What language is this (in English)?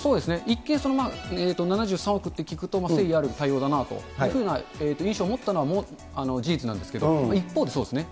Japanese